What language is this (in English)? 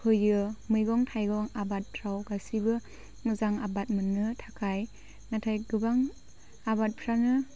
Bodo